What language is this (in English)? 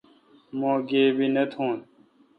Kalkoti